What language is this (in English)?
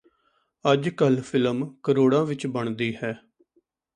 Punjabi